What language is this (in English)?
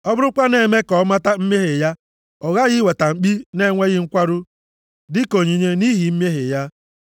Igbo